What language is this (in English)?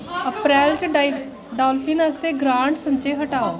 Dogri